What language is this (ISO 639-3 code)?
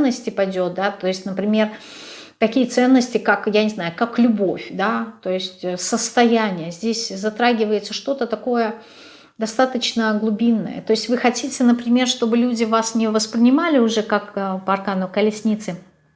rus